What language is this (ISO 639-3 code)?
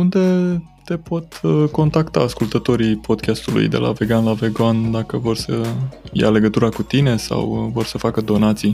ron